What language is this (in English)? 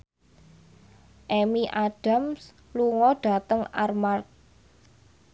Javanese